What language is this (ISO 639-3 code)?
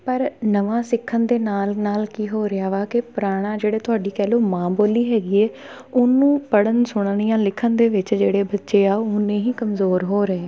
pan